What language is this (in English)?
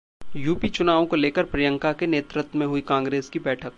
Hindi